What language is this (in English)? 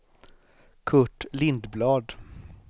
Swedish